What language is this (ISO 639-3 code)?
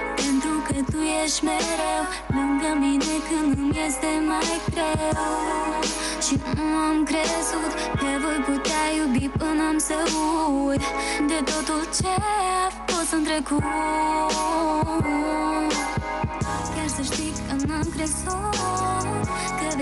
ron